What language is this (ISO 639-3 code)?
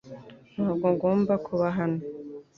kin